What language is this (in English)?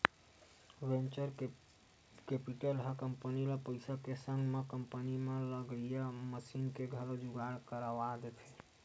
Chhattisgarhi